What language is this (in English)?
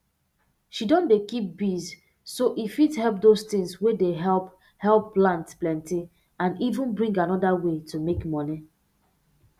Nigerian Pidgin